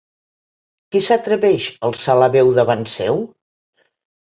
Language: Catalan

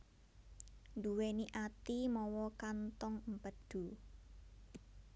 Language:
Javanese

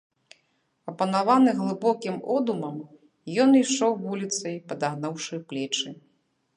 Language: Belarusian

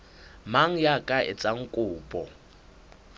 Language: Southern Sotho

